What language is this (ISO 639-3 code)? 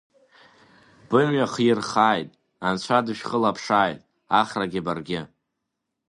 abk